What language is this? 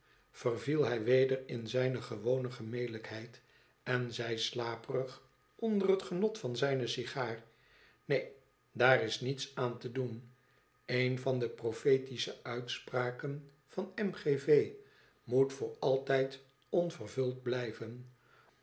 Dutch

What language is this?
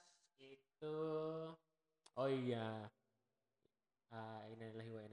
Indonesian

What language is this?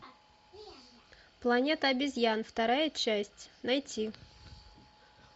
Russian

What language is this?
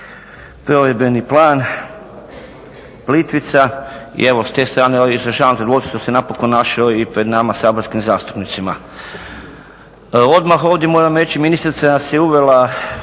Croatian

